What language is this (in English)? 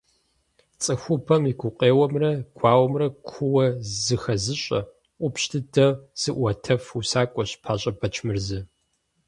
Kabardian